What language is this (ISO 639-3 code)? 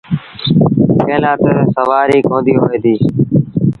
sbn